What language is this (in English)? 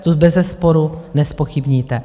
Czech